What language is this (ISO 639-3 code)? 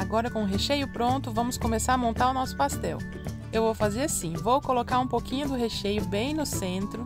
por